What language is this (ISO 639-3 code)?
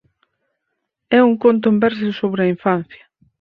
glg